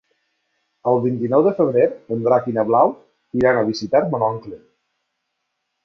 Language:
Catalan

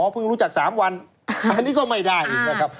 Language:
Thai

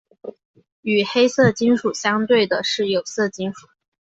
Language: Chinese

